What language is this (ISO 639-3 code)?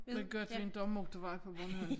dan